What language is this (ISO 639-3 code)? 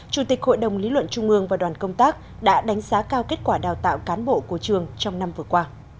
vie